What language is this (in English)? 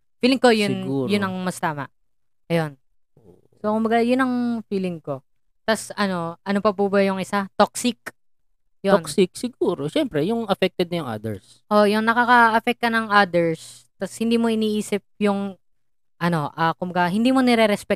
Filipino